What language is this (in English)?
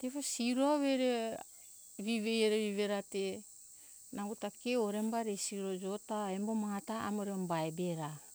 Hunjara-Kaina Ke